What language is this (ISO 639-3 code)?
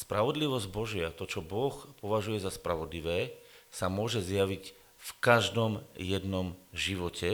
slk